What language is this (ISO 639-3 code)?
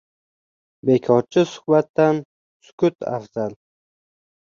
uzb